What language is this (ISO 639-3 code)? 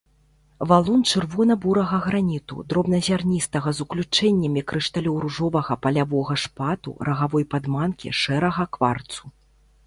bel